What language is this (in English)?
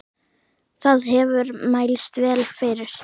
Icelandic